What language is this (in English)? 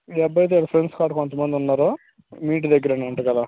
Telugu